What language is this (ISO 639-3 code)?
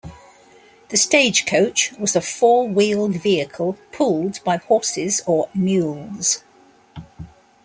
eng